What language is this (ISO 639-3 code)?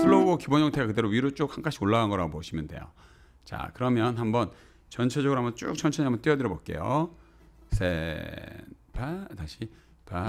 kor